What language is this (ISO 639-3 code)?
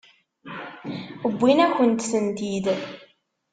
kab